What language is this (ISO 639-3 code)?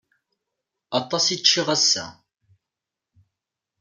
kab